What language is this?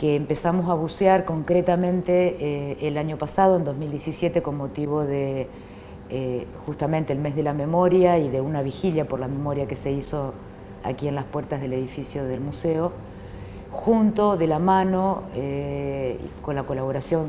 Spanish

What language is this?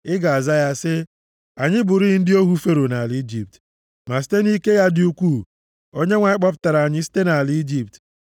Igbo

